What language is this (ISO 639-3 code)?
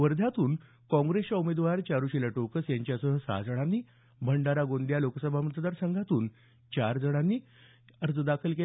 mar